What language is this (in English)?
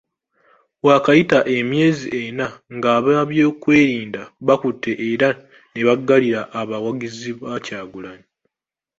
Ganda